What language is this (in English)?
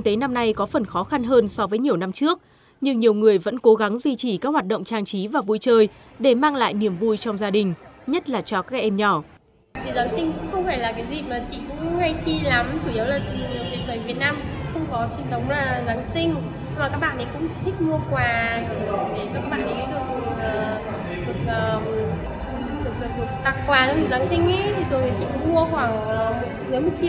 Vietnamese